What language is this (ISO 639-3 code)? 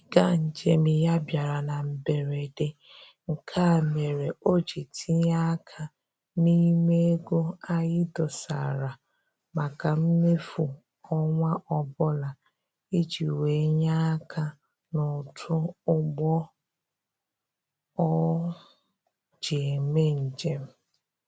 ibo